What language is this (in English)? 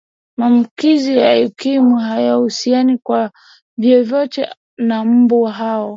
Swahili